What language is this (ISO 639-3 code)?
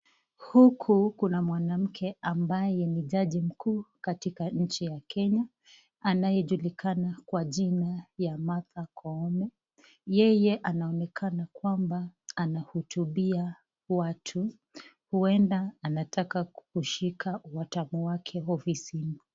swa